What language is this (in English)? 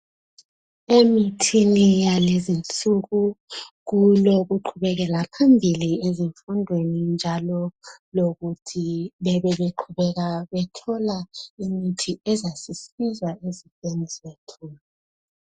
North Ndebele